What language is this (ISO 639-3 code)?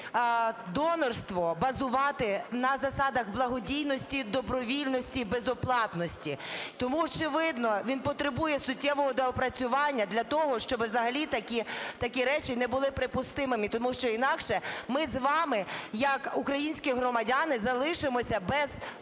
ukr